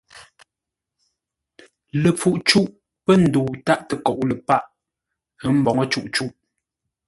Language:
Ngombale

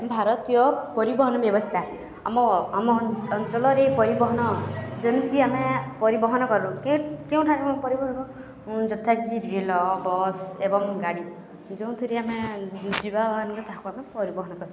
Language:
Odia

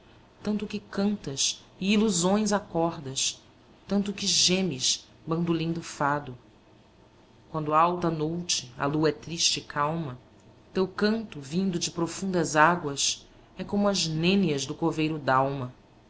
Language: Portuguese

